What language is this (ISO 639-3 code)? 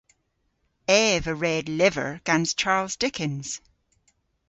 cor